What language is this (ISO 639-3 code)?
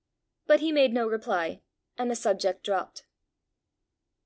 eng